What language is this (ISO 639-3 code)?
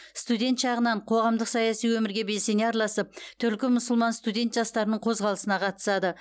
kaz